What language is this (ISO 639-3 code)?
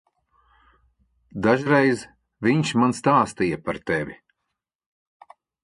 lav